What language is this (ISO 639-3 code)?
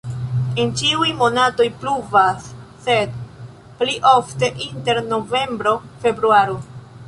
epo